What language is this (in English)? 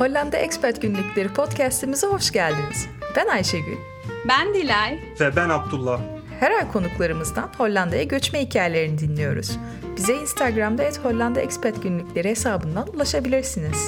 Turkish